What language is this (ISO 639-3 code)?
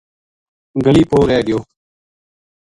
gju